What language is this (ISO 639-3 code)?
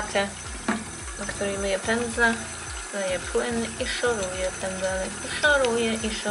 pol